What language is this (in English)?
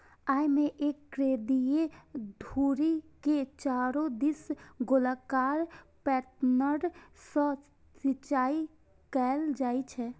Maithili